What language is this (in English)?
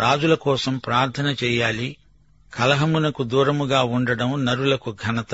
Telugu